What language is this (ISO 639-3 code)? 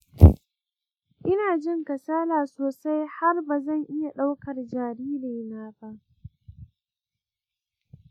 hau